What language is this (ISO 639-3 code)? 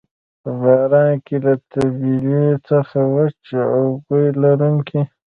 pus